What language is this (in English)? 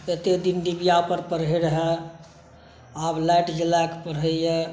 Maithili